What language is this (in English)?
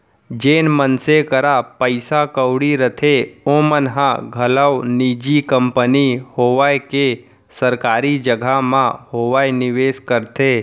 Chhattisgarhi